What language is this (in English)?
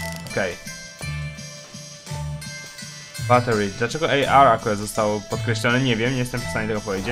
Polish